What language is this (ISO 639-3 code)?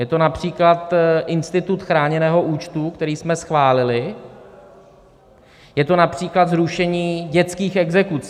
ces